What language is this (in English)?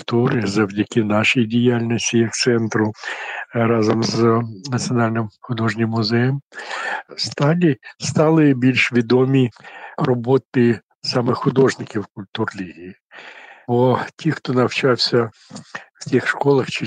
Ukrainian